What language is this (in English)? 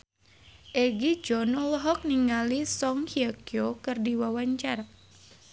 Sundanese